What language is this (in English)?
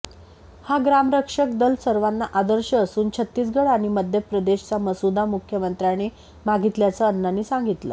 Marathi